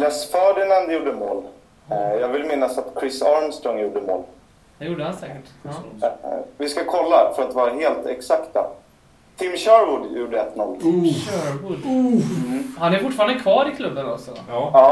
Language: Swedish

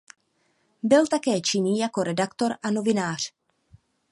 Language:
Czech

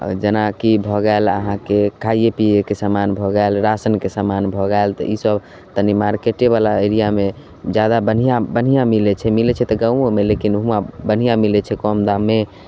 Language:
Maithili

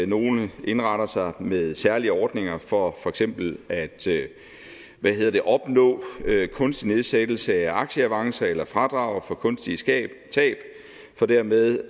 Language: Danish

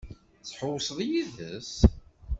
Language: Kabyle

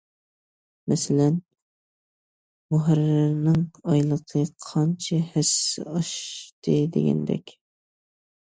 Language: Uyghur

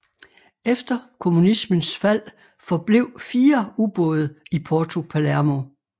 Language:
Danish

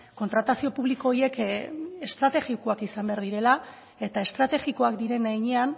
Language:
Basque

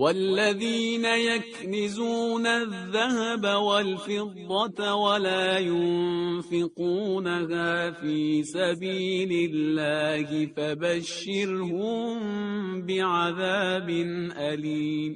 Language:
Persian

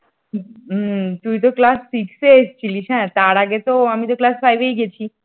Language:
Bangla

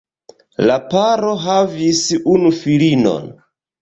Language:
Esperanto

